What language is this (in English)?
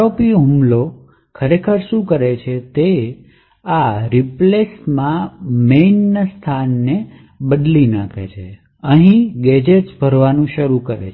Gujarati